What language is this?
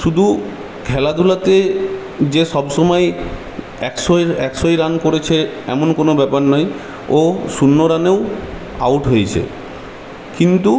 Bangla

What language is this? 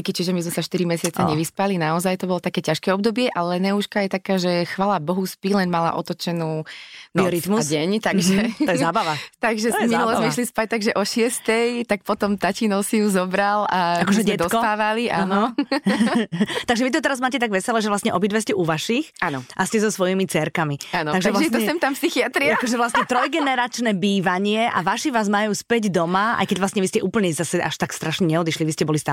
Slovak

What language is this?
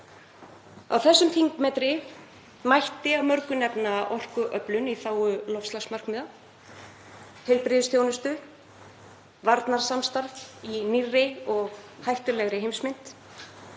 Icelandic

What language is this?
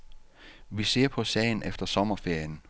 Danish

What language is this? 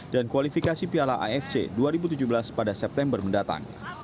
Indonesian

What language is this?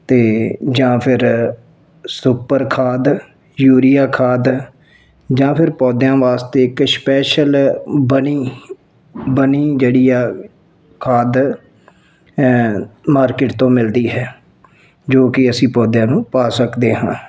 Punjabi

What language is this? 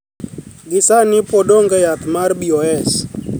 Luo (Kenya and Tanzania)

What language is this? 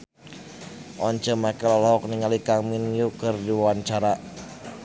Sundanese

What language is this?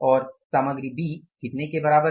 Hindi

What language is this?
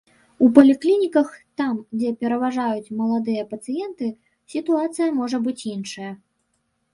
Belarusian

